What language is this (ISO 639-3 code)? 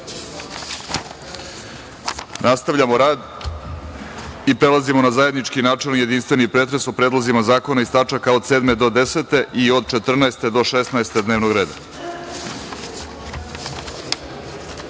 srp